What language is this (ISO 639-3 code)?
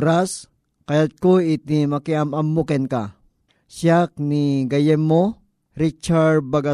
fil